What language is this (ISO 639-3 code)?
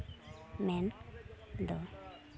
sat